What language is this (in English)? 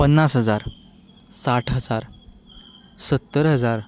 Konkani